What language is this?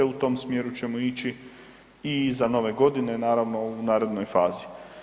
Croatian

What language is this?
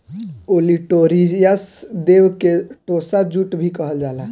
Bhojpuri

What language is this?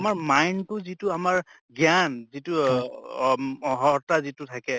Assamese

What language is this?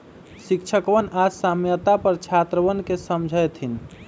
Magahi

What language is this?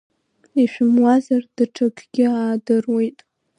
Abkhazian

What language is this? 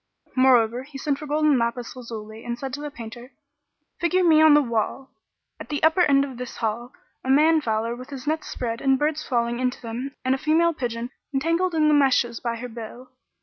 English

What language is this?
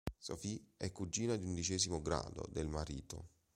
Italian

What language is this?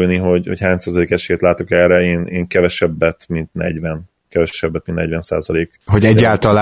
Hungarian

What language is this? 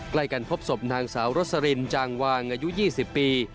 Thai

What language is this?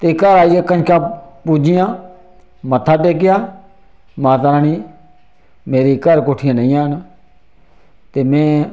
Dogri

